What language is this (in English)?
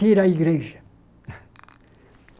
Portuguese